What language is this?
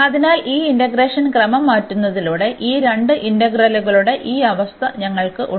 Malayalam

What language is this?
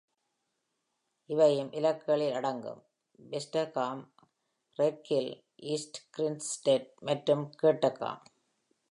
Tamil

